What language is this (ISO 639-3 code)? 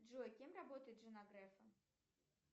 rus